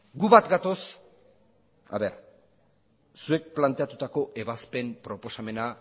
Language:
Basque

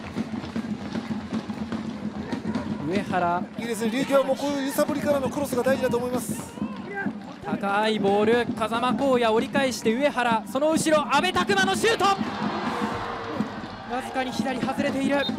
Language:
Japanese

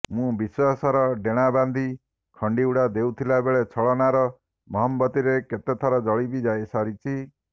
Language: Odia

